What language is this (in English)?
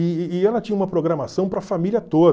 Portuguese